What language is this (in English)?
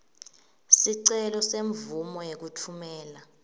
Swati